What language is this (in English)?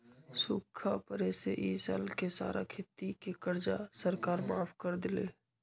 Magahi